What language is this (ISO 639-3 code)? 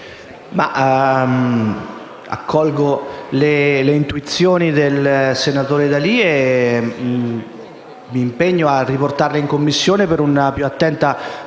ita